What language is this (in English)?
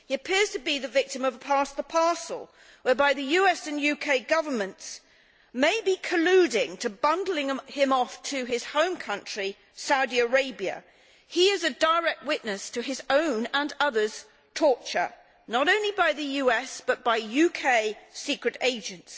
English